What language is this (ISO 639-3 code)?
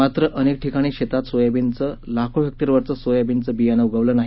mar